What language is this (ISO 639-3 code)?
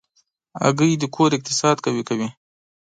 pus